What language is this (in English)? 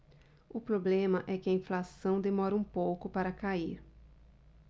Portuguese